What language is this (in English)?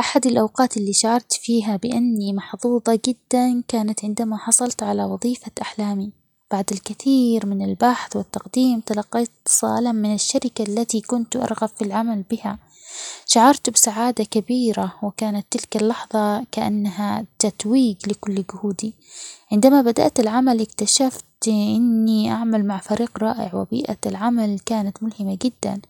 Omani Arabic